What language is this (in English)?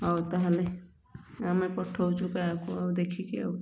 Odia